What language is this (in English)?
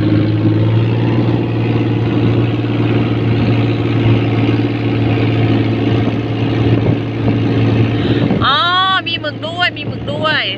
Thai